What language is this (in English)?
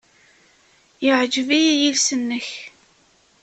Kabyle